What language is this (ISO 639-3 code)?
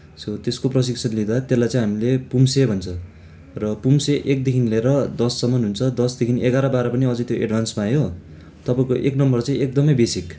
nep